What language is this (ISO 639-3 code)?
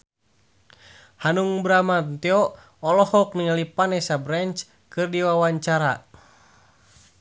sun